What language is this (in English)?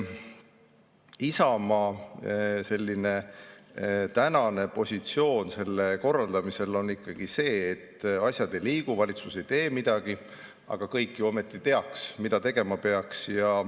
Estonian